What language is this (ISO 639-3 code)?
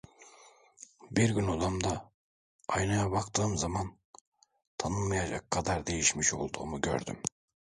tur